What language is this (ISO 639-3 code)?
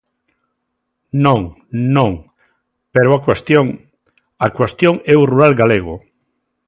glg